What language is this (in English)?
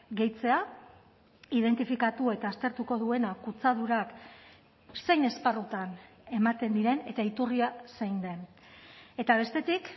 Basque